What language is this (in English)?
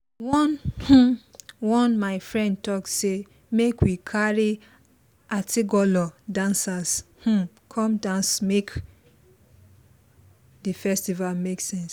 Nigerian Pidgin